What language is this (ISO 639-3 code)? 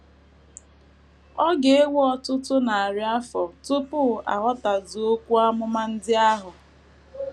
ibo